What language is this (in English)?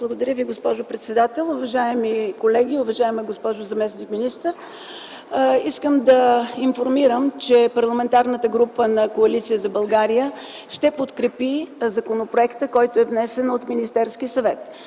Bulgarian